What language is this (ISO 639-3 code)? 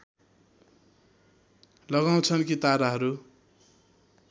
nep